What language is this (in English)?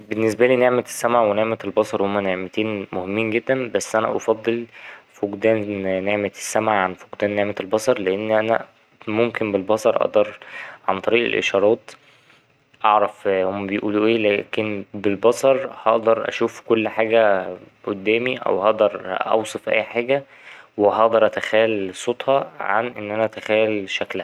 Egyptian Arabic